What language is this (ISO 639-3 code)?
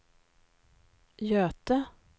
swe